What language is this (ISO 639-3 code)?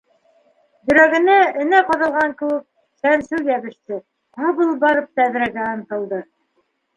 bak